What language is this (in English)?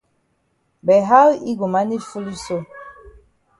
Cameroon Pidgin